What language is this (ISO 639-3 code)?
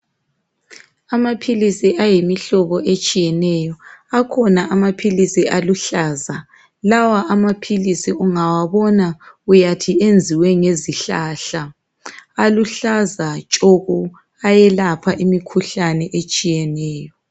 nde